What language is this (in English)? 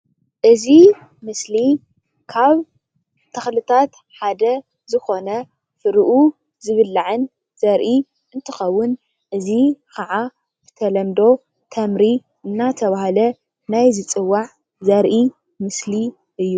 Tigrinya